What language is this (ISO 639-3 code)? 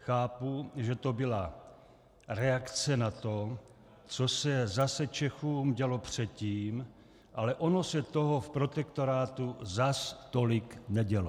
ces